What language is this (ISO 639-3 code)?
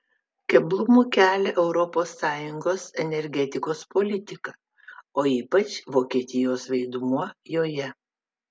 lit